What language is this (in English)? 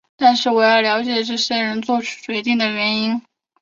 Chinese